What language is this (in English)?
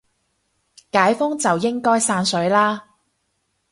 Cantonese